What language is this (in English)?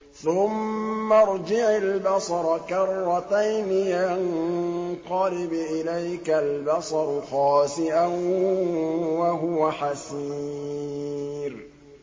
Arabic